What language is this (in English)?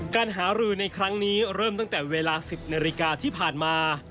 Thai